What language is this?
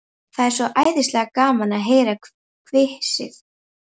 Icelandic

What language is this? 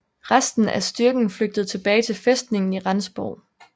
Danish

